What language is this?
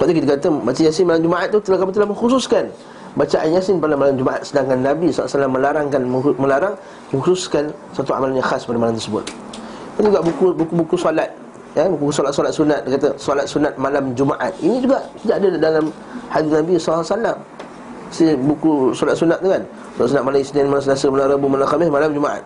Malay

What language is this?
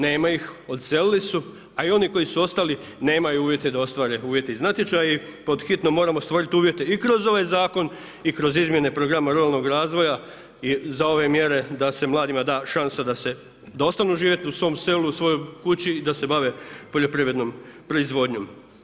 Croatian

